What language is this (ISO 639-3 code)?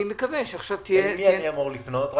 heb